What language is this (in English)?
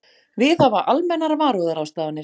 Icelandic